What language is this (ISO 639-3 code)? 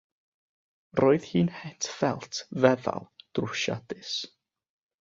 cym